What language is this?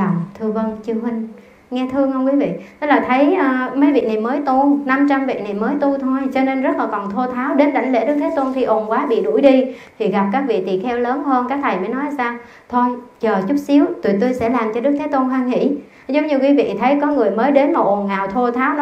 Vietnamese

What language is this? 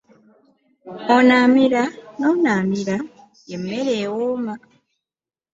Ganda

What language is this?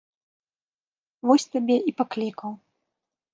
Belarusian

